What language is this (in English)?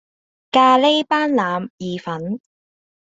Cantonese